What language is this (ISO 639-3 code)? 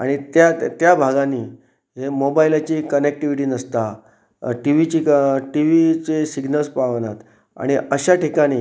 kok